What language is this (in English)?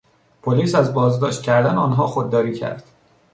Persian